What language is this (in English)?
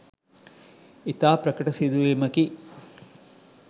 Sinhala